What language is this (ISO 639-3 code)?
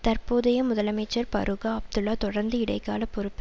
tam